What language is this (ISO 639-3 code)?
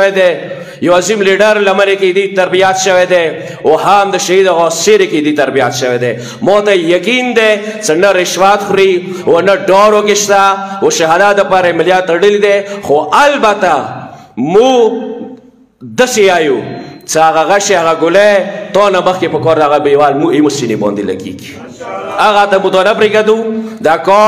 fil